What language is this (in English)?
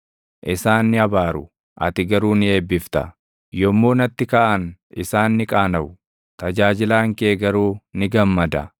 Oromo